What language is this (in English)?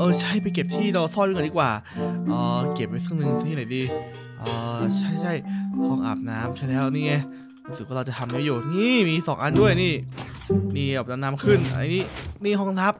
Thai